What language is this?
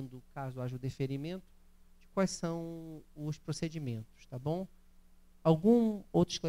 Portuguese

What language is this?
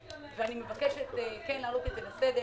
Hebrew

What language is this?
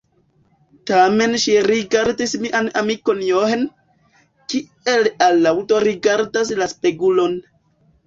Esperanto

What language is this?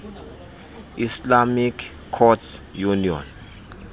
Xhosa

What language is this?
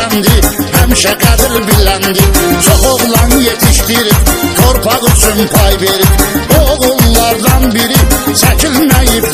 Turkish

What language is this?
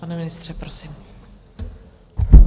Czech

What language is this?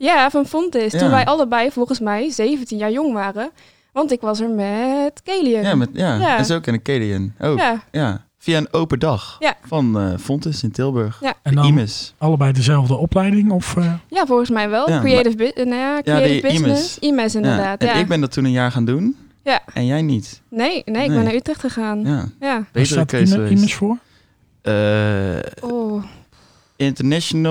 Dutch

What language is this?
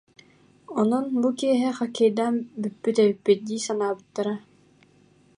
Yakut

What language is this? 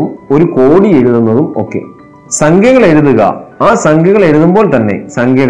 Malayalam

